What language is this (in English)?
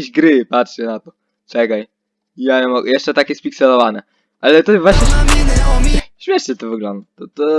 Polish